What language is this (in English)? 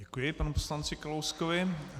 Czech